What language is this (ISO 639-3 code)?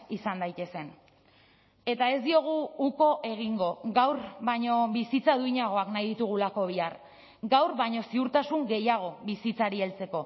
eus